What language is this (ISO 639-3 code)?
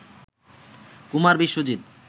ben